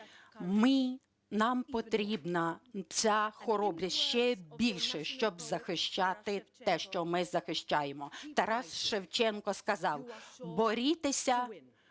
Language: Ukrainian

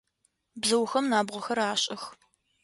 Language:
Adyghe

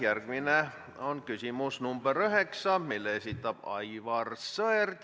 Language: Estonian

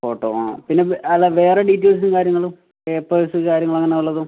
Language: Malayalam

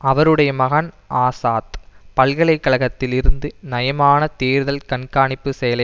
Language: Tamil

